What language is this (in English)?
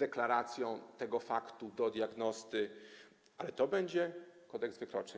Polish